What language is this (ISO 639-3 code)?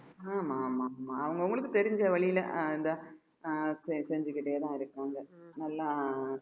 tam